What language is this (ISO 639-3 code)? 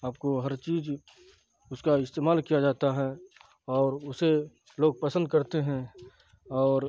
urd